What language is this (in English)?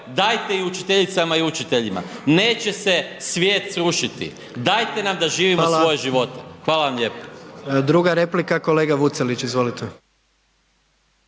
Croatian